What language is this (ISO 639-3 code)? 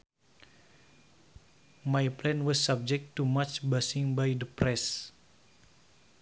sun